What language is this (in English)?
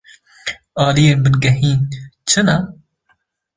Kurdish